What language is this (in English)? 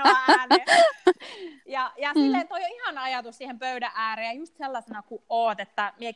Finnish